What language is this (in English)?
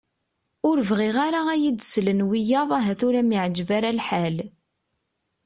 Kabyle